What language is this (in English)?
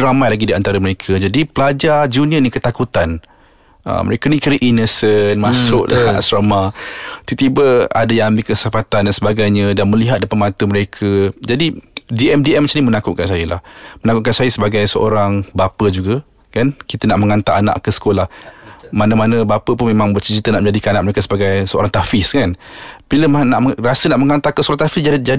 Malay